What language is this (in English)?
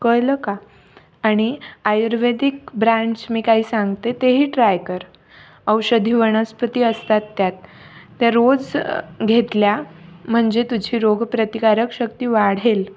Marathi